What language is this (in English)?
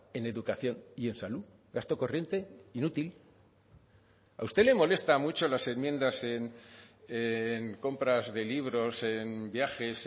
Spanish